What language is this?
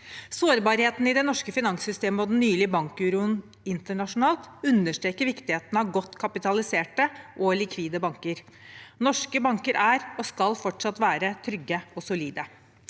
Norwegian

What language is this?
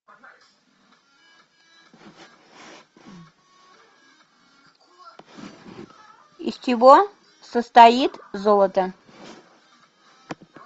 Russian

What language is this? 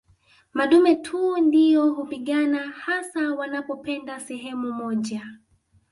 Swahili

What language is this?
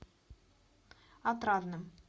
Russian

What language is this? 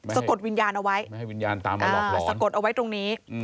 Thai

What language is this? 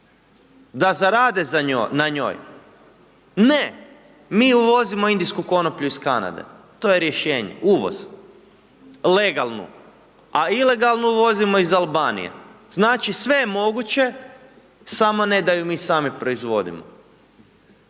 Croatian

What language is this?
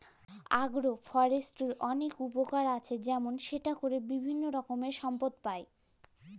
Bangla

